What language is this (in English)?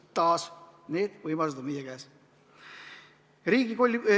Estonian